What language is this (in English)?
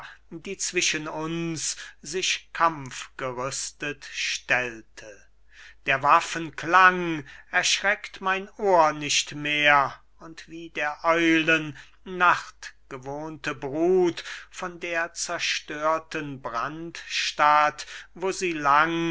German